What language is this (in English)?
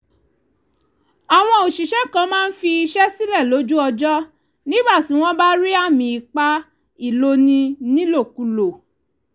Yoruba